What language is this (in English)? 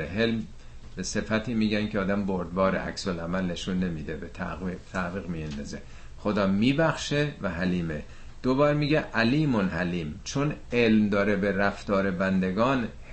Persian